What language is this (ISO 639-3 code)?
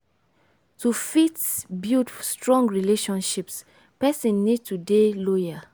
pcm